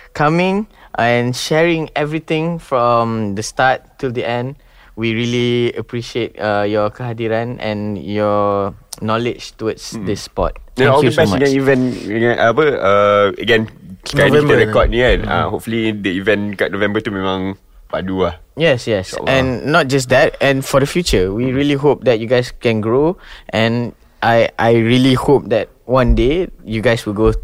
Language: Malay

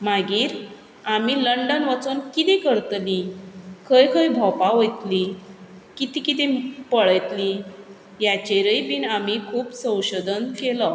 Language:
Konkani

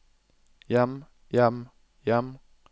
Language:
Norwegian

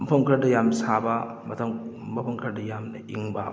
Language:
Manipuri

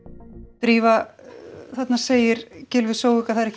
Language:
Icelandic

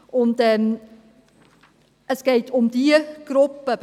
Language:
Swiss German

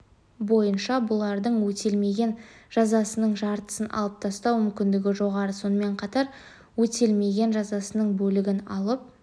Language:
Kazakh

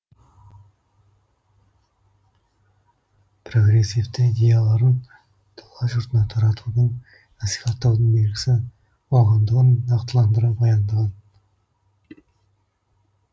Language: Kazakh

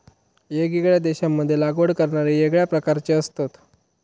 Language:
Marathi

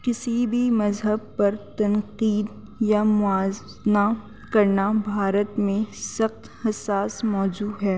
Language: Urdu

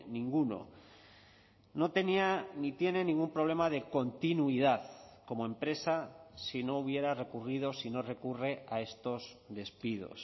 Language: Spanish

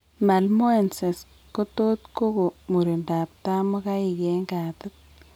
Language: Kalenjin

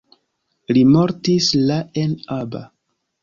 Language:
Esperanto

